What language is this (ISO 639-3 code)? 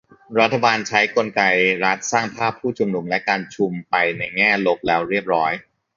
tha